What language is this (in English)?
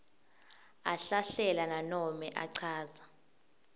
Swati